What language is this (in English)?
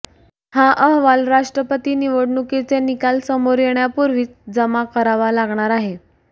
Marathi